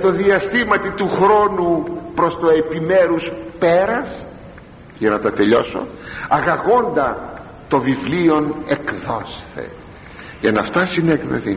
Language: Greek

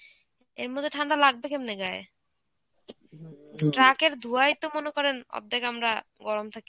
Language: Bangla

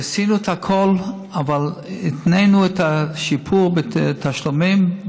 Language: Hebrew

